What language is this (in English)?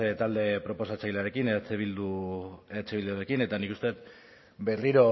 Basque